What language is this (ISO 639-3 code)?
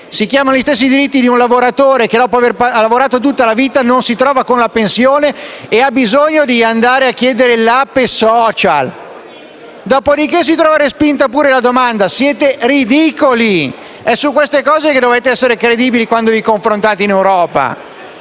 ita